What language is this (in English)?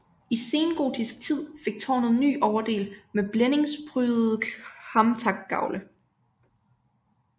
Danish